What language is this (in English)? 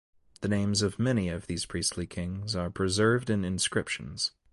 English